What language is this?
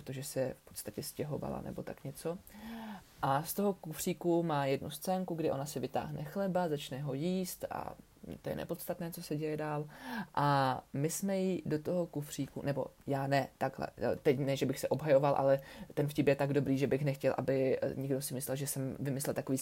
Czech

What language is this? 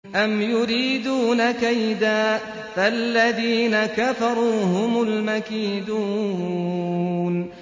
Arabic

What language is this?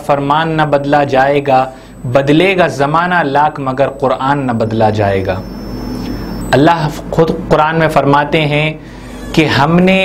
Hindi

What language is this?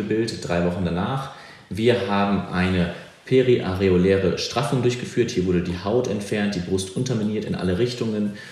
German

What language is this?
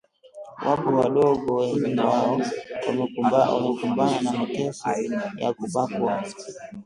Swahili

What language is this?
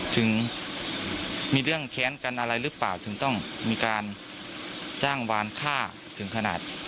Thai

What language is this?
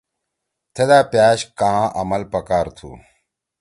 Torwali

